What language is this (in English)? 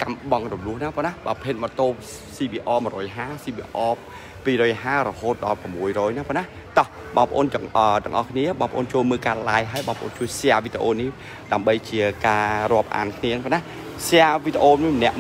Thai